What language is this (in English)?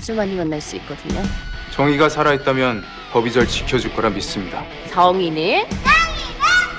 Korean